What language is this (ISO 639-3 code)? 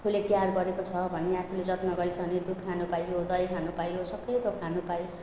nep